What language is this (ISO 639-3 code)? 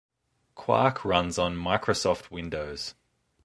eng